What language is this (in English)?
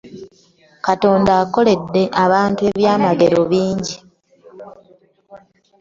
Ganda